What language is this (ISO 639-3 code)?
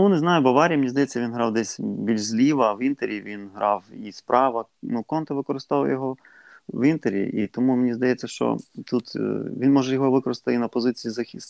ukr